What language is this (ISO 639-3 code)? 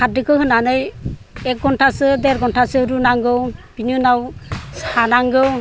brx